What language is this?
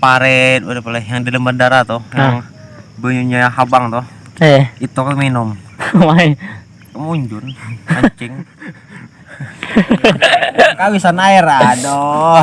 Indonesian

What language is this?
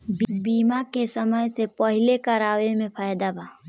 Bhojpuri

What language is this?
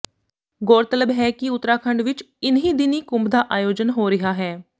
Punjabi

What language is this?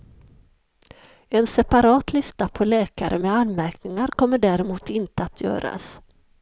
Swedish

